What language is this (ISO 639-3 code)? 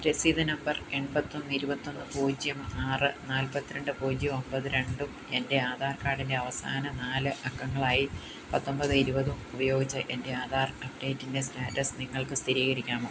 mal